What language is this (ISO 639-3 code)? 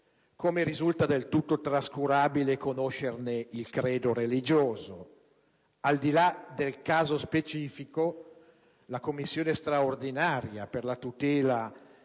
ita